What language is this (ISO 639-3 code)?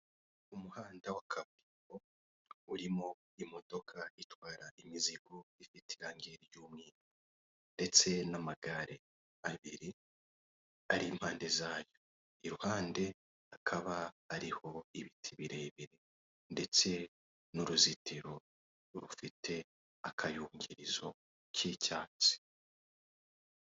kin